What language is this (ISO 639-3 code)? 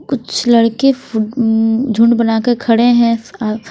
hin